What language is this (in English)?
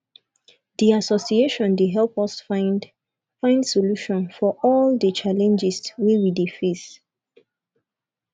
Nigerian Pidgin